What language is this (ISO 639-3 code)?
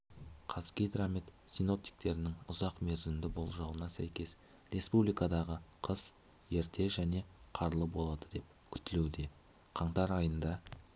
kaz